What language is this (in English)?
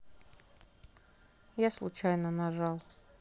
Russian